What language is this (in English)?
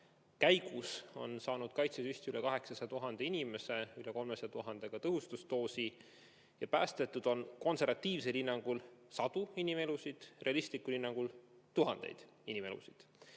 Estonian